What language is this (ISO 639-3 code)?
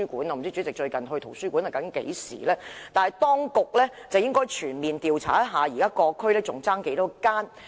yue